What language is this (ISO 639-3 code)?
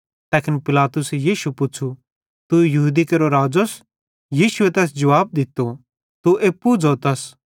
bhd